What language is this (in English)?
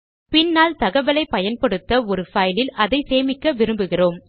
Tamil